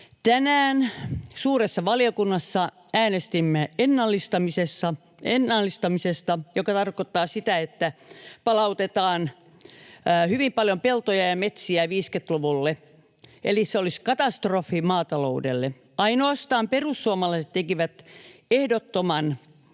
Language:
Finnish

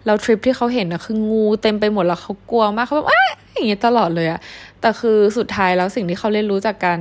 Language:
Thai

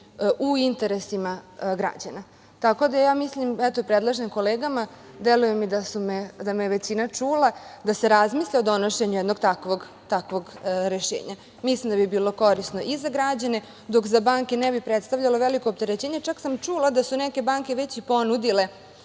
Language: Serbian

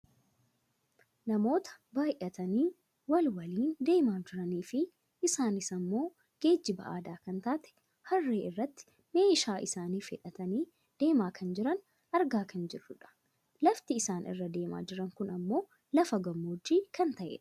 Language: Oromo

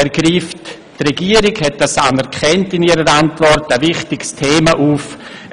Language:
Swiss German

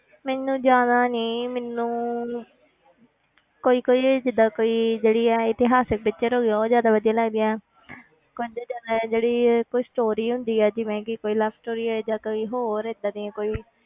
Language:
Punjabi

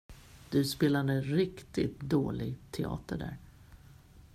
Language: Swedish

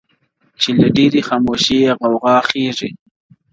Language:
Pashto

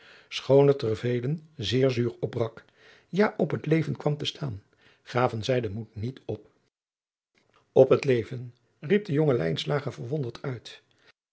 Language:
Dutch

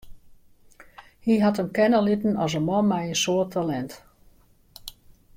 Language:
Western Frisian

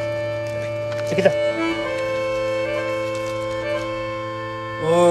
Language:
Romanian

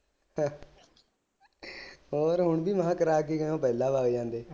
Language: Punjabi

